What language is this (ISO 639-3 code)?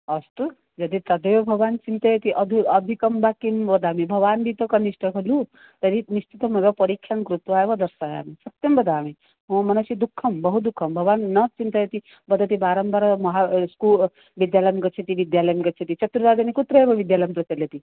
san